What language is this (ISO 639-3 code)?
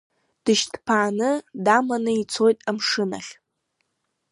abk